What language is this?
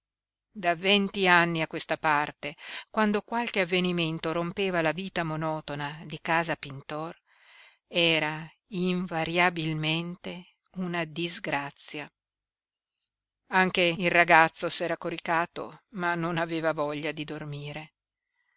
Italian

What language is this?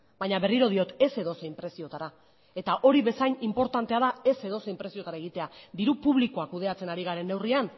Basque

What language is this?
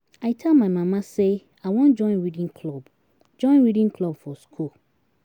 Nigerian Pidgin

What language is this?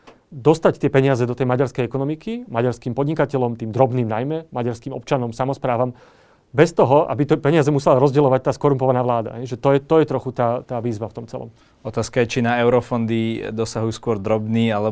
Slovak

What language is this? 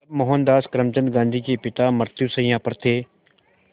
Hindi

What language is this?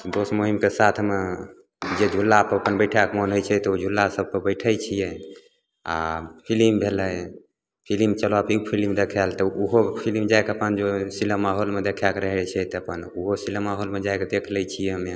Maithili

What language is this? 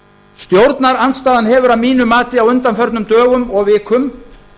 Icelandic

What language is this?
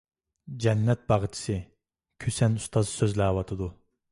Uyghur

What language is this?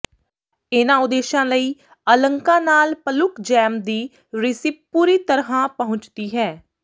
Punjabi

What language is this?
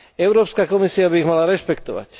Slovak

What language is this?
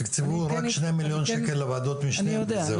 Hebrew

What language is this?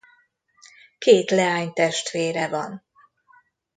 Hungarian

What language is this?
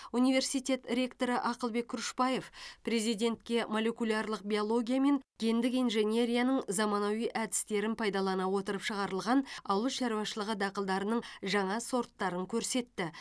Kazakh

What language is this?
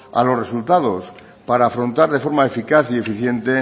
Spanish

